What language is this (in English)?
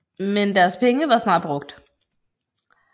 Danish